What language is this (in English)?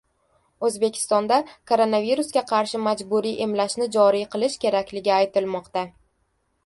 Uzbek